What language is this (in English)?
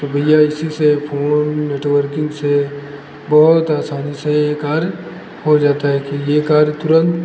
Hindi